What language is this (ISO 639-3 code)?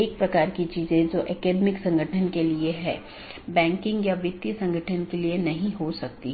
hin